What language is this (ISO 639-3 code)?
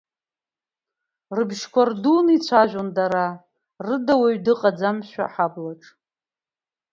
abk